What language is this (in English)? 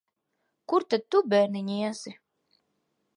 Latvian